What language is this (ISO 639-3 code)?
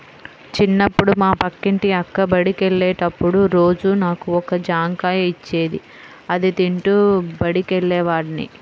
tel